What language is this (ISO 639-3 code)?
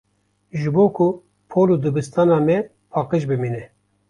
kur